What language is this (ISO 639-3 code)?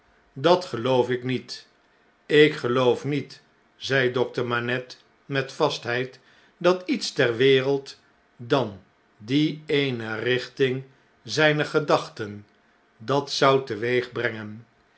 nld